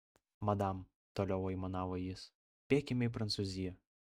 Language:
Lithuanian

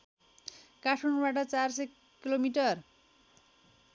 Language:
Nepali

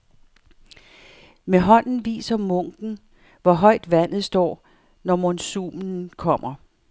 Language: Danish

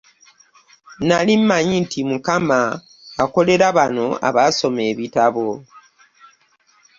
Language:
Ganda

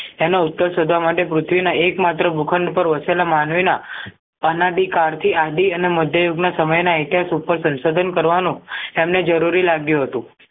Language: Gujarati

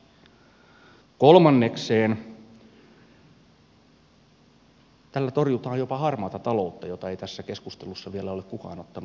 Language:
Finnish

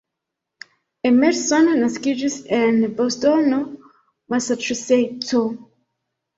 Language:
Esperanto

